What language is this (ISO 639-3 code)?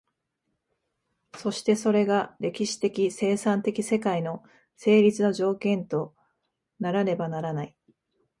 jpn